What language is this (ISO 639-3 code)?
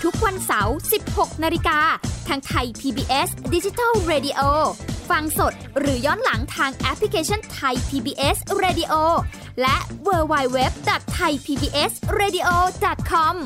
tha